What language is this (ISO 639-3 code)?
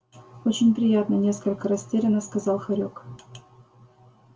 rus